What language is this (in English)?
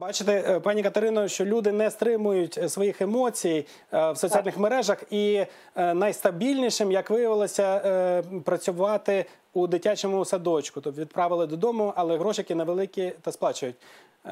Ukrainian